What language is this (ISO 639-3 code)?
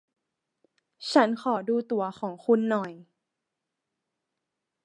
tha